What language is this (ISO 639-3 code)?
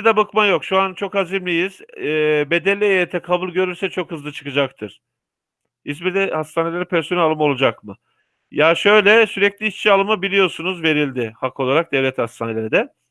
tur